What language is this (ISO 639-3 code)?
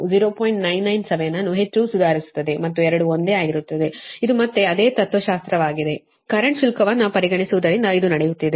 kan